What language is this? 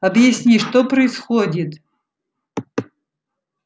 Russian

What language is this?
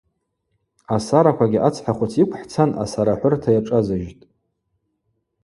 Abaza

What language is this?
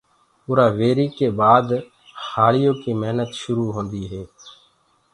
Gurgula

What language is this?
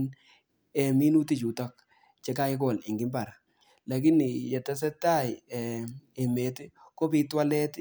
Kalenjin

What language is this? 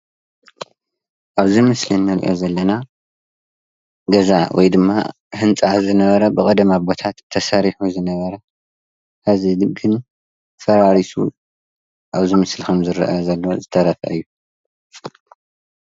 Tigrinya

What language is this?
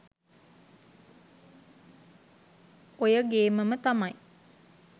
Sinhala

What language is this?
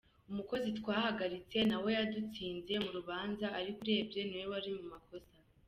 Kinyarwanda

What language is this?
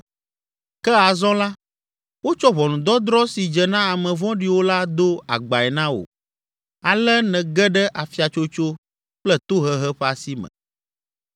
Ewe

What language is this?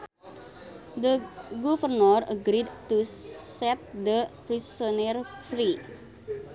Sundanese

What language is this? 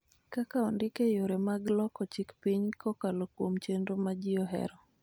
Luo (Kenya and Tanzania)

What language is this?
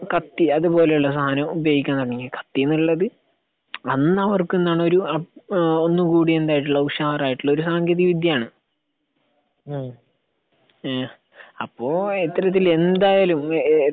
Malayalam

